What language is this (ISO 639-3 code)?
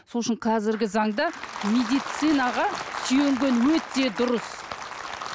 kaz